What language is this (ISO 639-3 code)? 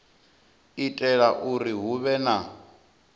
ven